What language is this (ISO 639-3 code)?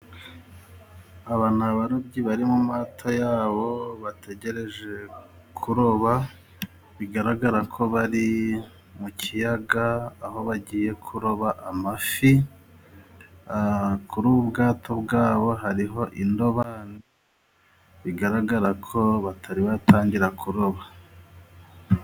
kin